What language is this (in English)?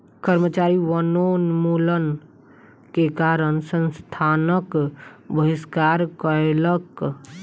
Maithili